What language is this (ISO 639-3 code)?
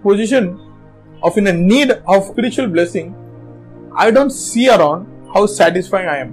tam